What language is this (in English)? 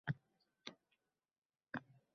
Uzbek